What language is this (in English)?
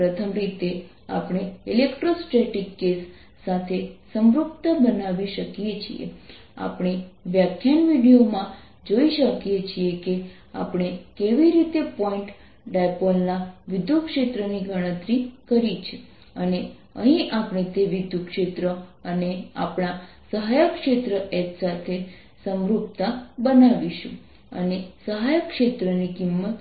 Gujarati